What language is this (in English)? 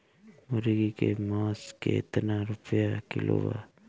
Bhojpuri